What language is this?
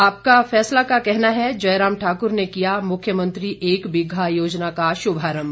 Hindi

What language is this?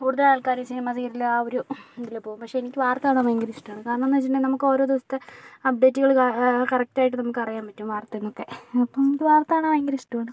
Malayalam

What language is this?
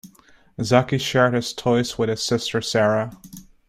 English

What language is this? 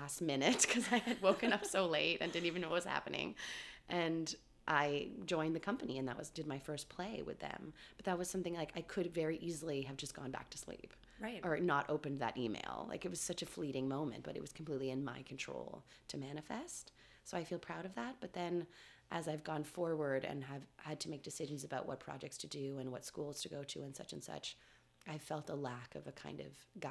English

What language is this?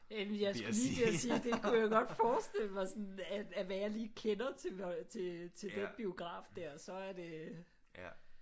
Danish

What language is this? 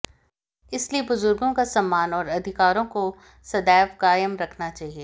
Hindi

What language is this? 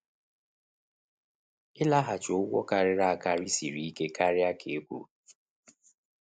Igbo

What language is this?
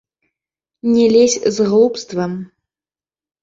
Belarusian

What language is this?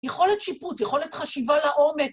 Hebrew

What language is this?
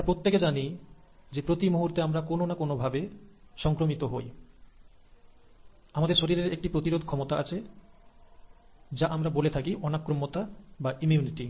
Bangla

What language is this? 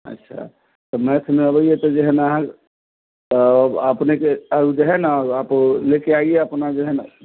Maithili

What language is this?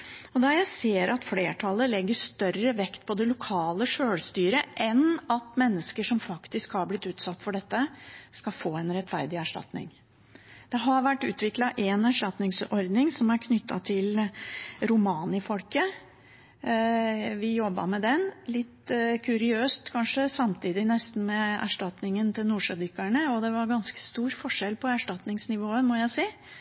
Norwegian Bokmål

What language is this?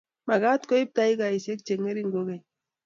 Kalenjin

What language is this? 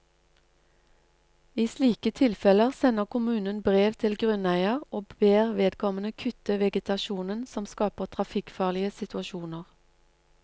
Norwegian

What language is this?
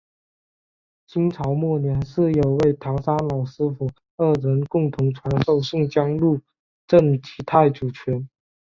Chinese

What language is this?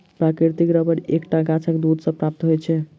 Maithili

